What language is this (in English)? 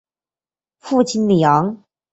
Chinese